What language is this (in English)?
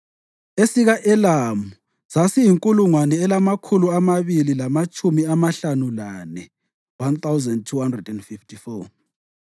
North Ndebele